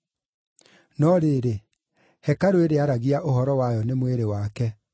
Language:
Kikuyu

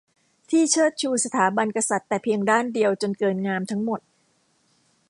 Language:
Thai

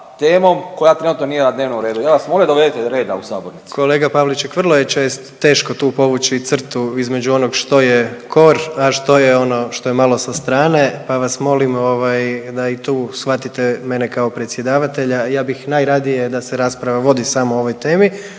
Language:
Croatian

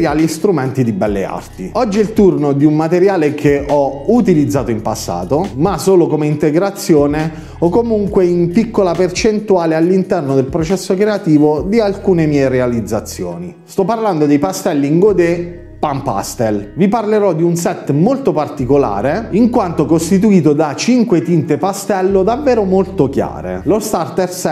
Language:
Italian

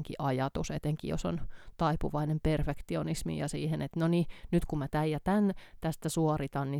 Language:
Finnish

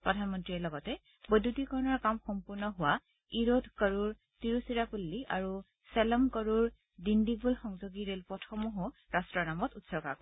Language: Assamese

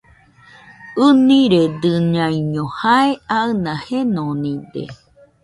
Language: Nüpode Huitoto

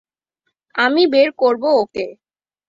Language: Bangla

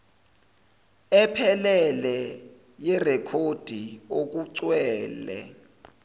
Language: Zulu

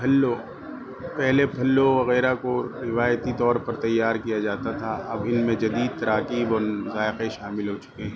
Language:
Urdu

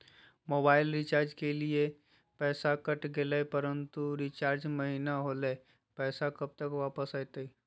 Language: Magahi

